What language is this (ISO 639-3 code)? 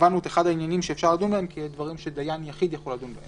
heb